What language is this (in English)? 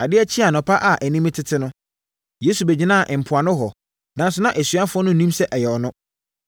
Akan